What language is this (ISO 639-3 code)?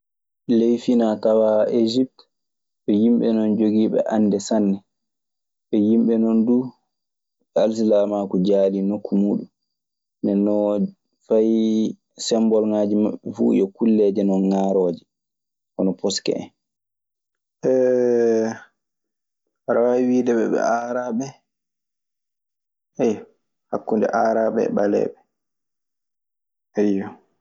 ffm